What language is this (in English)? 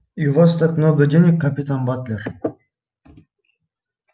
Russian